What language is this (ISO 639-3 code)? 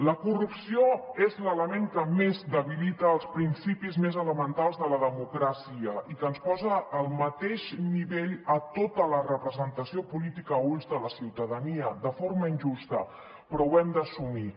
cat